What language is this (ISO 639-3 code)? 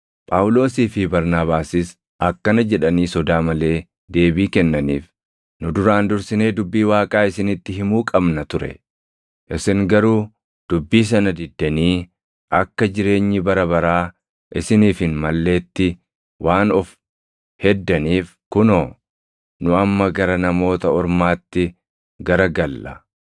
orm